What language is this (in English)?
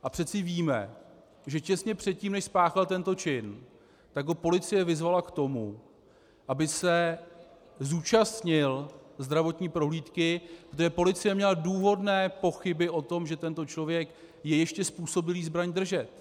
Czech